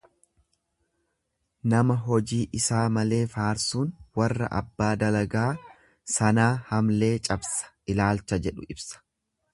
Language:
Oromo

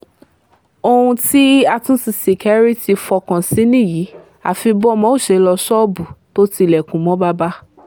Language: Yoruba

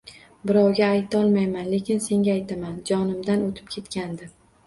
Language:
Uzbek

